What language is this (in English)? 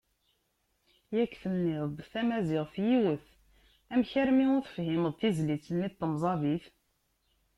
Kabyle